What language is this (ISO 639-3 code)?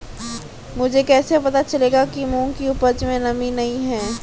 hin